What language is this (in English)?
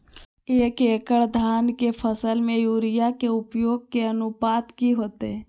Magahi